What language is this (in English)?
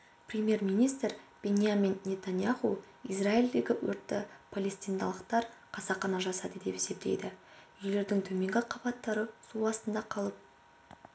Kazakh